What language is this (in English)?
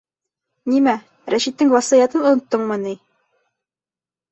Bashkir